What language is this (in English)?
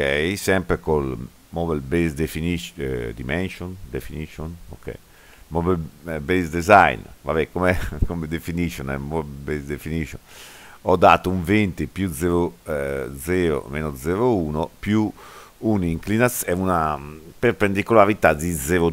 Italian